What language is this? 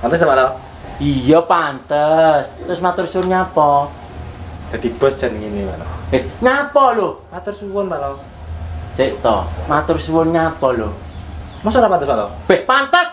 Indonesian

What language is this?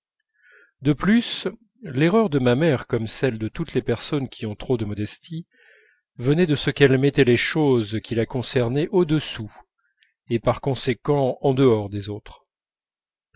French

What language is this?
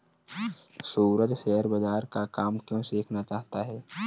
Hindi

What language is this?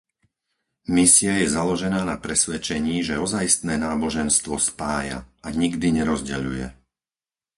Slovak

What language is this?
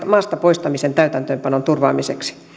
Finnish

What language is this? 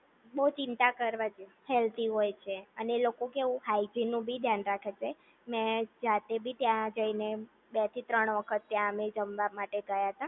Gujarati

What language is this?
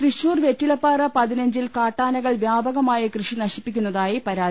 Malayalam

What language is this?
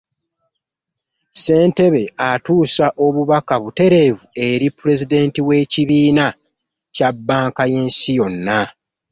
Ganda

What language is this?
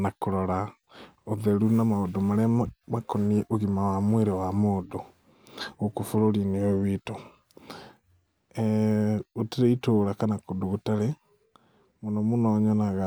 Kikuyu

